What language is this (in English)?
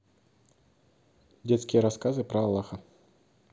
Russian